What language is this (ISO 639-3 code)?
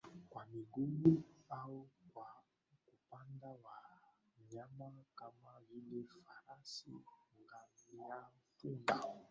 swa